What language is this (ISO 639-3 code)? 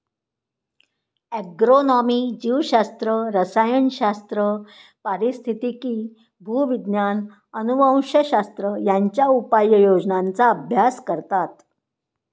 mar